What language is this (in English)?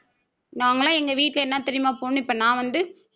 Tamil